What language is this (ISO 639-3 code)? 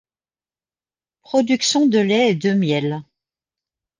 fra